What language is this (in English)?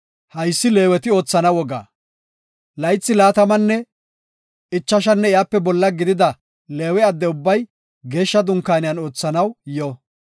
Gofa